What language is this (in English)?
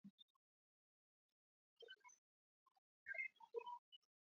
Swahili